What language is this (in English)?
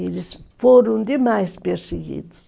Portuguese